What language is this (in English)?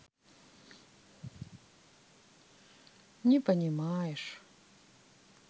Russian